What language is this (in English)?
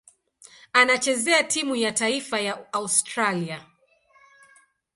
Swahili